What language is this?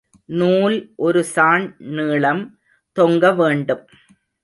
Tamil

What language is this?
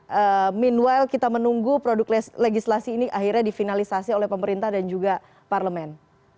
Indonesian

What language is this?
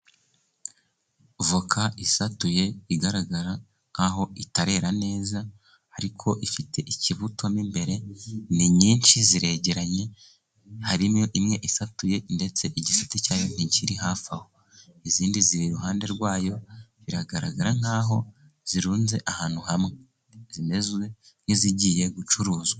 Kinyarwanda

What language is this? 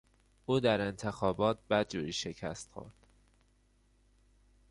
Persian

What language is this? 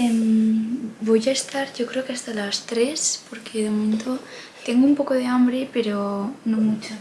Spanish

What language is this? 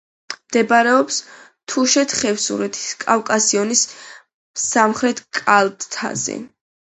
Georgian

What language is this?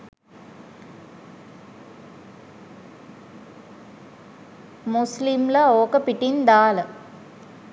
Sinhala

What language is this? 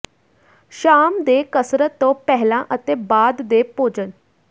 Punjabi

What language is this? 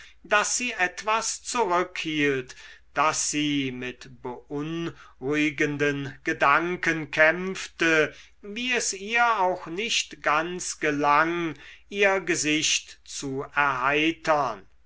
German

